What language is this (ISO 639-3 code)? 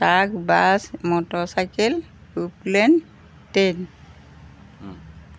asm